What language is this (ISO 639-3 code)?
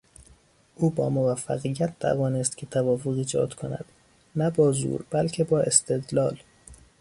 fas